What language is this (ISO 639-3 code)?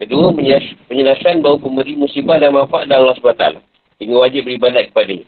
msa